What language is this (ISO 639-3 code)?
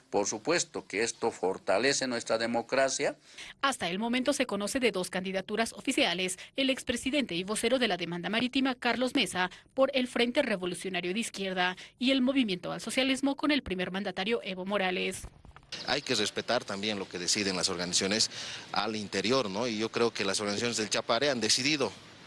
spa